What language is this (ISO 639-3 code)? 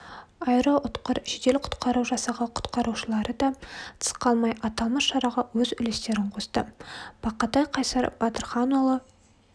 kaz